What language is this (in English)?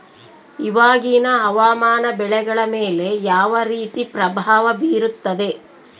Kannada